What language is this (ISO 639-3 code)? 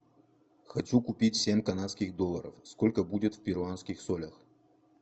rus